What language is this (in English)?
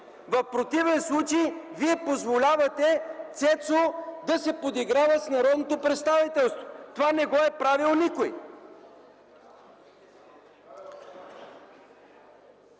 Bulgarian